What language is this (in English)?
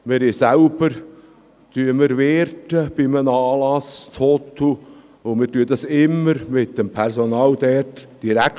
Swiss German